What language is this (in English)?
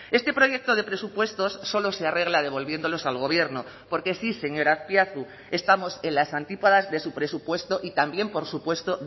Spanish